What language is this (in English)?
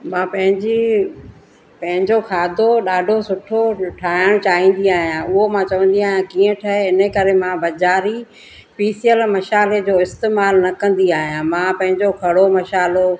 Sindhi